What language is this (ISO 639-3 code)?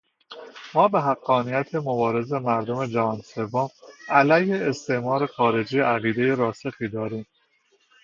fas